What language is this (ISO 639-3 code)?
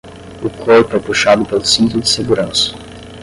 por